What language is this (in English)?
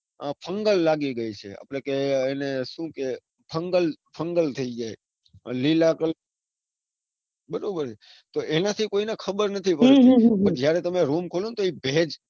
Gujarati